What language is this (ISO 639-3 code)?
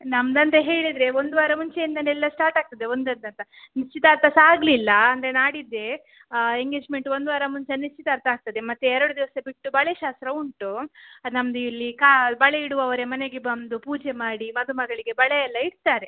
kan